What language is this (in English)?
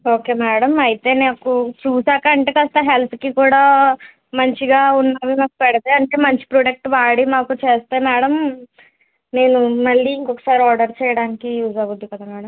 Telugu